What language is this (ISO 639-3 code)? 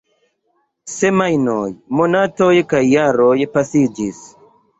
epo